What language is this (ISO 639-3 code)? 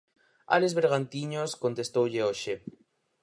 glg